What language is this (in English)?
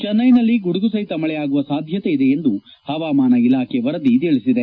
Kannada